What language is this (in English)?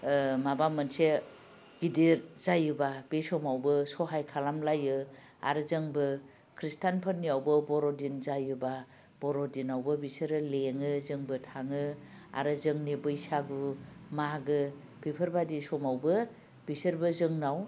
Bodo